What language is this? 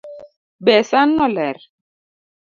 Luo (Kenya and Tanzania)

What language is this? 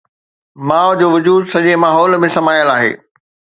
Sindhi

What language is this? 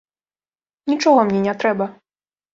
Belarusian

